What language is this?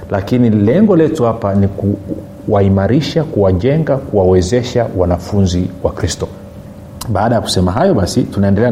Swahili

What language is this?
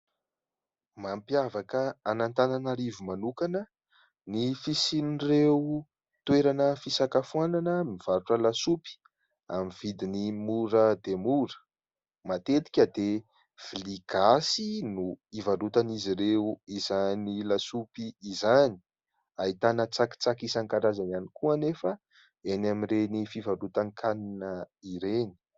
Malagasy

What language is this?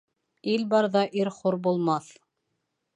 Bashkir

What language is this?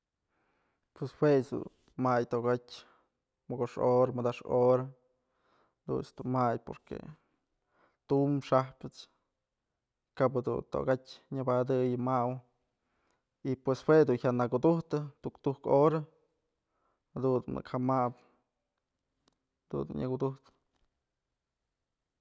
Mazatlán Mixe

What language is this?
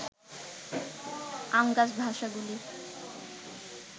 Bangla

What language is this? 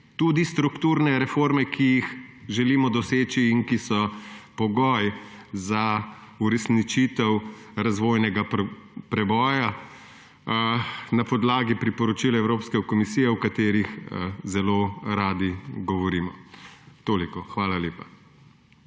Slovenian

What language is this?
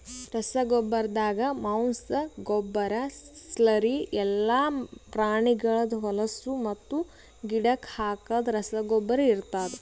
Kannada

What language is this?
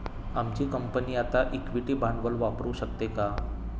Marathi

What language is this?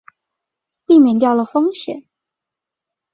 Chinese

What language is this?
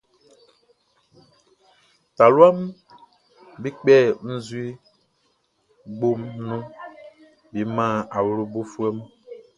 Baoulé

